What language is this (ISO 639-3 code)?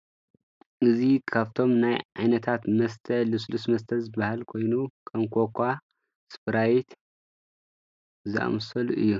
tir